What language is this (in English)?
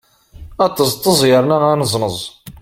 Kabyle